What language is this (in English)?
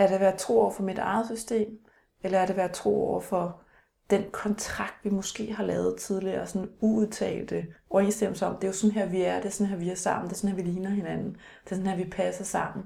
Danish